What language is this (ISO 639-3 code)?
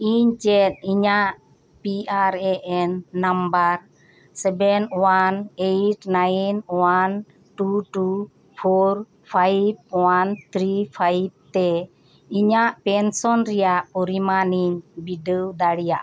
sat